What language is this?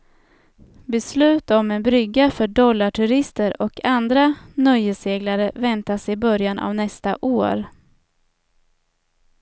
Swedish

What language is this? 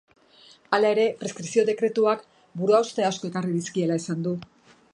Basque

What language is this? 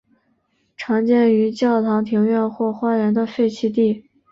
Chinese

